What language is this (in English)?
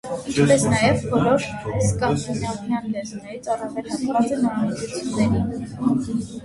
Armenian